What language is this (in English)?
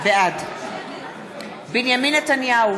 Hebrew